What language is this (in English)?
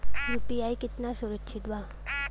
Bhojpuri